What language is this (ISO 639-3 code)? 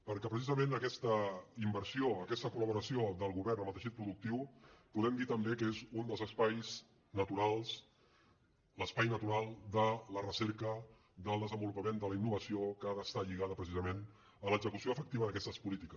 cat